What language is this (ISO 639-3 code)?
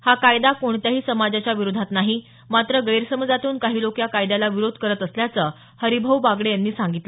mar